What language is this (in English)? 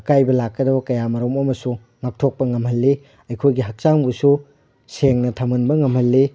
Manipuri